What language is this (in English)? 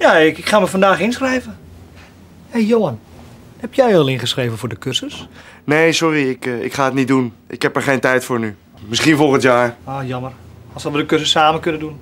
Dutch